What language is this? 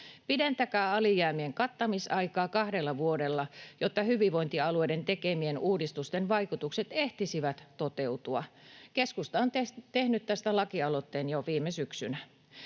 Finnish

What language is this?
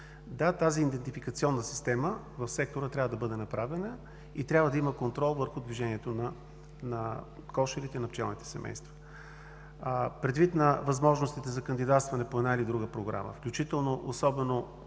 Bulgarian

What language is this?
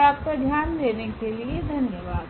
Hindi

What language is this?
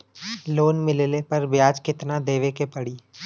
Bhojpuri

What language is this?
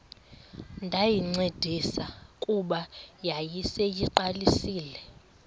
Xhosa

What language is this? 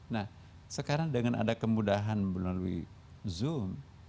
Indonesian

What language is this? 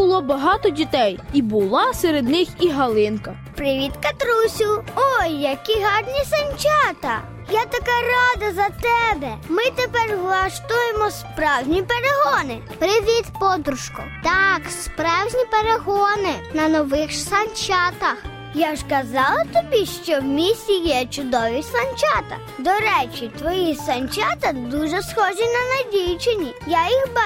Ukrainian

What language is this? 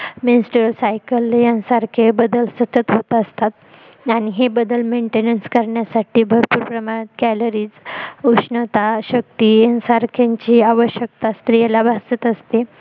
Marathi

